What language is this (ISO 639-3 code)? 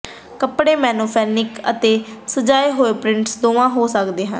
pan